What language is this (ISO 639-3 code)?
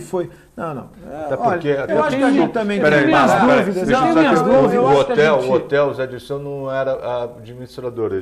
por